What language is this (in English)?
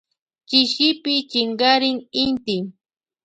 Loja Highland Quichua